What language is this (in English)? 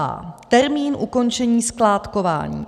Czech